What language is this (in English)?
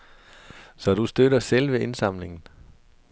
Danish